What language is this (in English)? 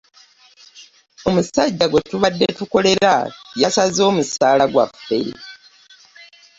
Ganda